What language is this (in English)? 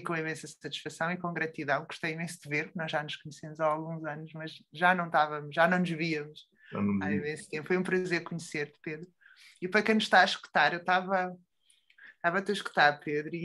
Portuguese